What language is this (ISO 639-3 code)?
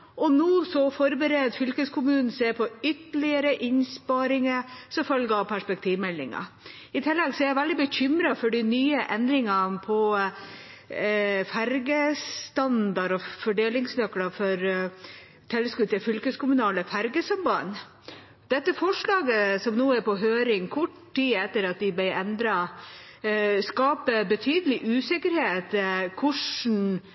nob